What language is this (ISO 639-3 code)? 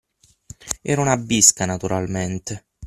ita